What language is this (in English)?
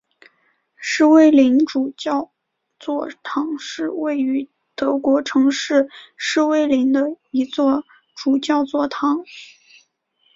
Chinese